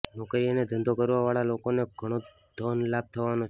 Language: Gujarati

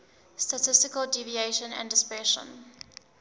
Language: English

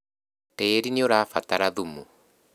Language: Kikuyu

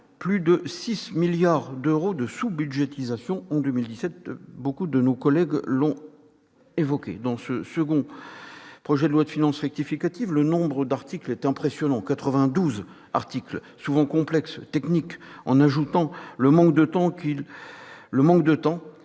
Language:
French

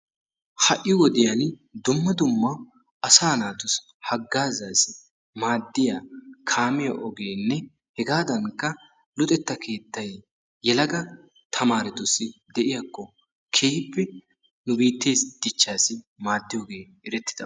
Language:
Wolaytta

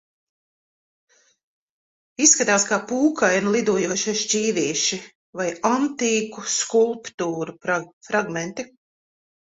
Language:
Latvian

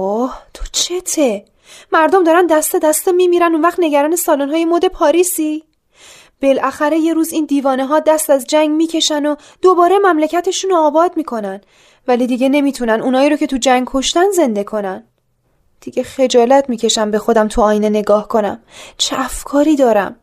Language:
Persian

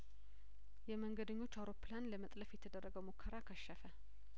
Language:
Amharic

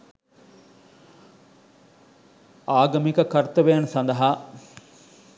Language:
Sinhala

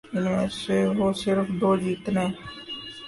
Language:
Urdu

